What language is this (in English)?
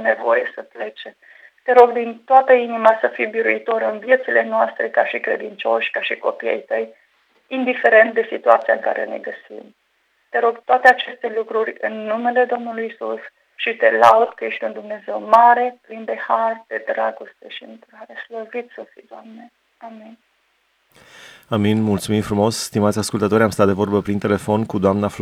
Romanian